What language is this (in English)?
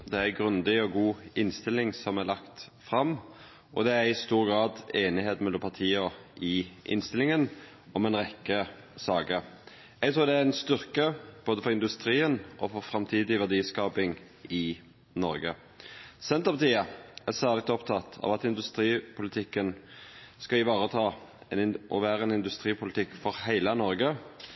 Norwegian Nynorsk